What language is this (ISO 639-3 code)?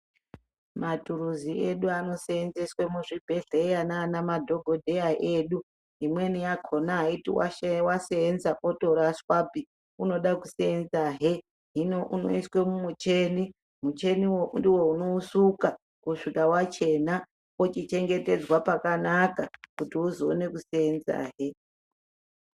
ndc